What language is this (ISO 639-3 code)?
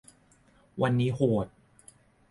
tha